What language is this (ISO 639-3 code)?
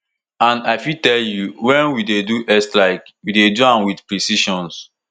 pcm